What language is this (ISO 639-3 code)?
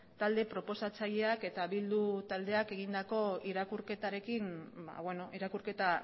eus